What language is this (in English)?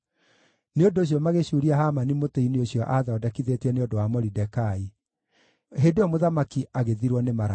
Kikuyu